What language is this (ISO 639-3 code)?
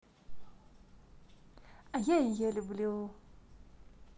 rus